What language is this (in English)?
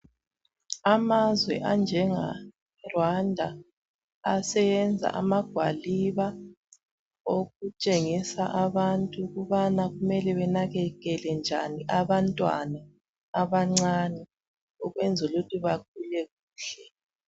North Ndebele